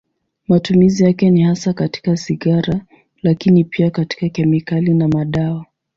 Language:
Swahili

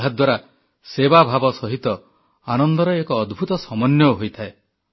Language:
Odia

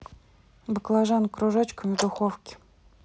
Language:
Russian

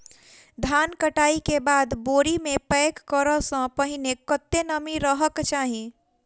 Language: Maithili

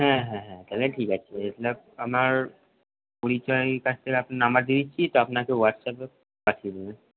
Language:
Bangla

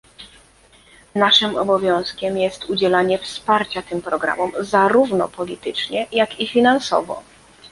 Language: Polish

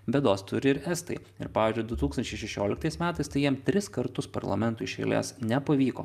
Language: Lithuanian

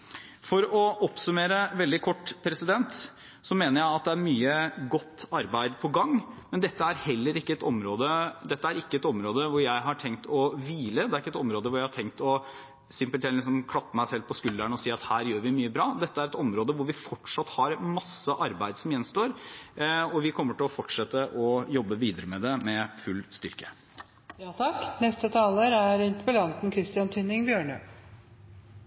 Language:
Norwegian Bokmål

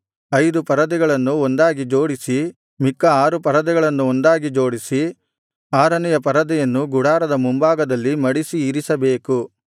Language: Kannada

